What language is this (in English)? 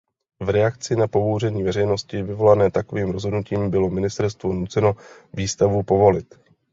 Czech